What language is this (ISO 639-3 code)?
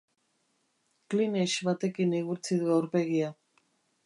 eus